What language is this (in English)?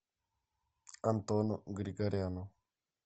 Russian